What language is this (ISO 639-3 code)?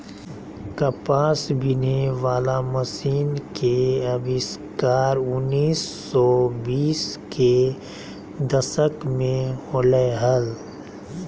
mag